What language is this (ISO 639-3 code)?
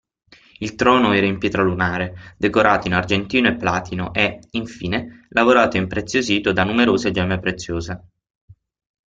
ita